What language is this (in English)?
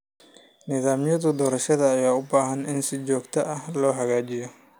Somali